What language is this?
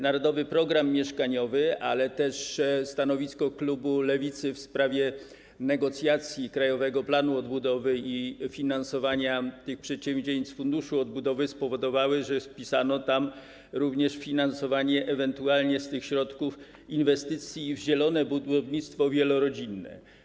Polish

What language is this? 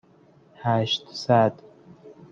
Persian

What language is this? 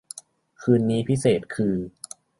Thai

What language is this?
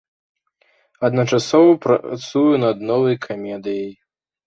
Belarusian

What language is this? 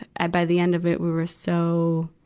English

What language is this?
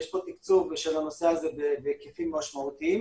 Hebrew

